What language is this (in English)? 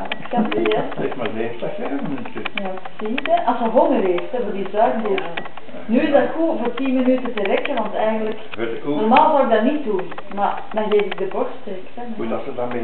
Dutch